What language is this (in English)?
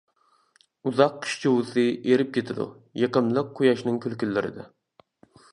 Uyghur